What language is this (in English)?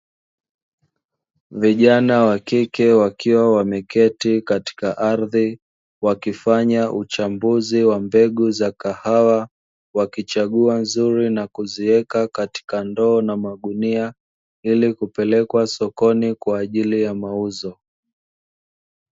Swahili